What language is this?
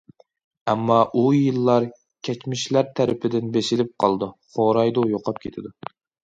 Uyghur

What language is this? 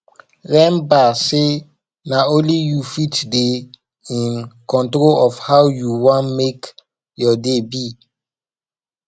Nigerian Pidgin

